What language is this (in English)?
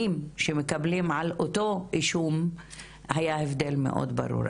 Hebrew